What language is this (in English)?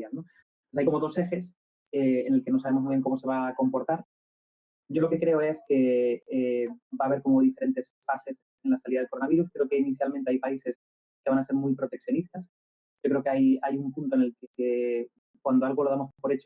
Spanish